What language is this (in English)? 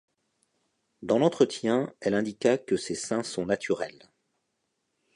French